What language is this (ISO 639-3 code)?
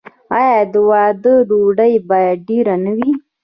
pus